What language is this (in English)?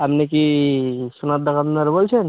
Bangla